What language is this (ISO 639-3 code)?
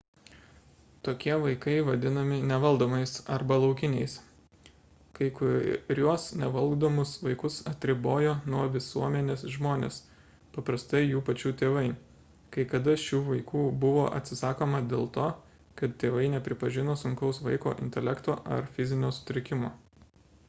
lit